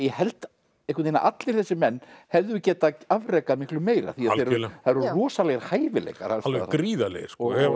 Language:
Icelandic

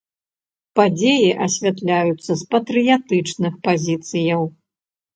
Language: Belarusian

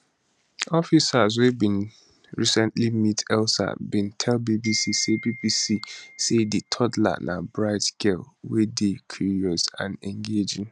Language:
Nigerian Pidgin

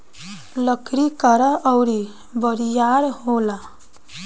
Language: Bhojpuri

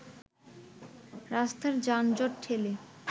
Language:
Bangla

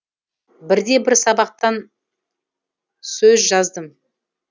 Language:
Kazakh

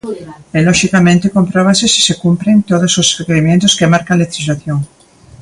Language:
Galician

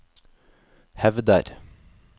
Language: Norwegian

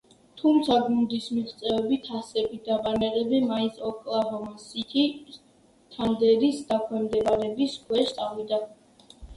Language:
Georgian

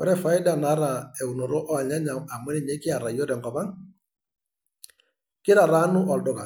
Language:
Masai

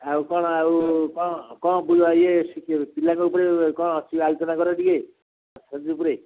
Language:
Odia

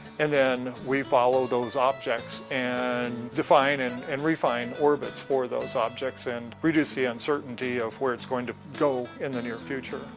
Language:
English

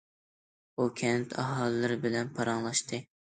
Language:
Uyghur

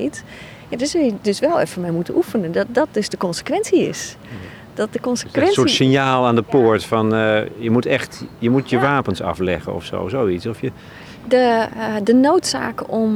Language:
Dutch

